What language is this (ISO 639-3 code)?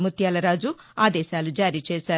tel